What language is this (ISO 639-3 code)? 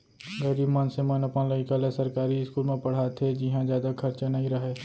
hne